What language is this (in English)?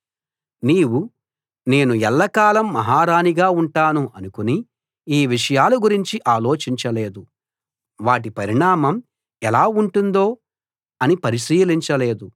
Telugu